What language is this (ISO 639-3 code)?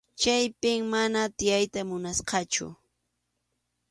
qxu